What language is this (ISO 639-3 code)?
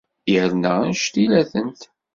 kab